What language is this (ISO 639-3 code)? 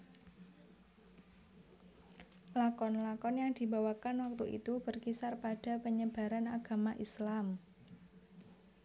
jav